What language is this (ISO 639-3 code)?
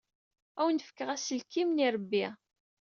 kab